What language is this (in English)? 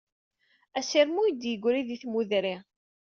Kabyle